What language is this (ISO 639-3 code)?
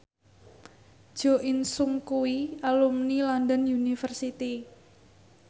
jav